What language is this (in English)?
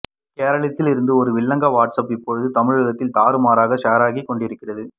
Tamil